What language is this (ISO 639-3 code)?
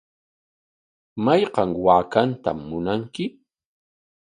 qwa